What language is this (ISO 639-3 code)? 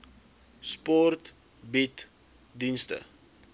afr